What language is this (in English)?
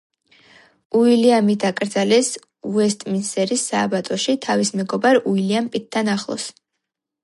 Georgian